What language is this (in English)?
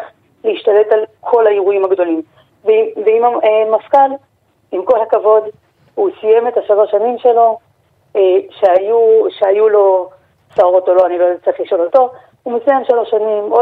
Hebrew